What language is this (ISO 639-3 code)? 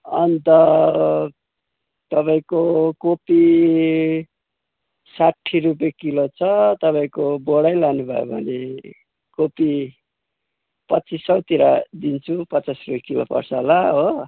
nep